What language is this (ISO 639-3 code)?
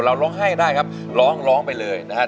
tha